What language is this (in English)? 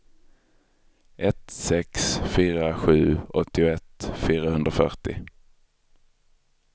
Swedish